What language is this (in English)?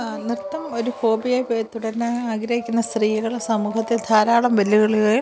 Malayalam